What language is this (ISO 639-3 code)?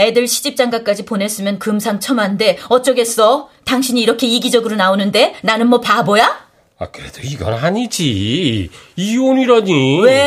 kor